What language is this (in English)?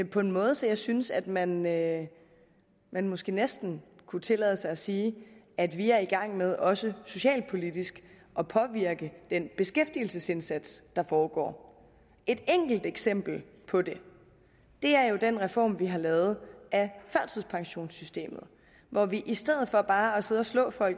Danish